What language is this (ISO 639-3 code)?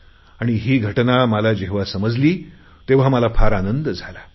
mar